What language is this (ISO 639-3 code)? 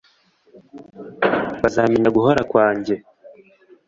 kin